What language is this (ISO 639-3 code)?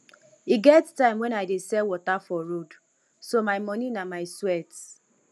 pcm